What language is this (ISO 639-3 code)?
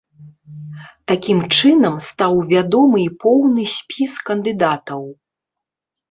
bel